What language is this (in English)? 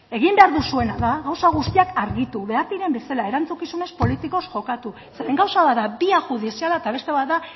Basque